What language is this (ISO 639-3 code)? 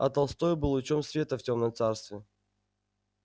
rus